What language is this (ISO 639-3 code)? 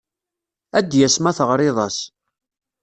kab